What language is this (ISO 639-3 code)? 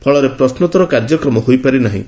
ori